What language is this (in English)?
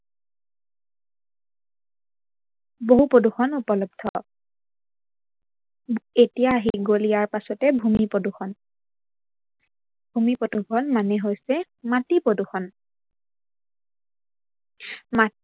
Assamese